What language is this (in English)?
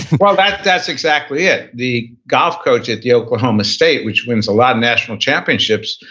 English